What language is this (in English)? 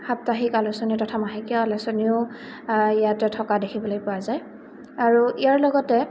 Assamese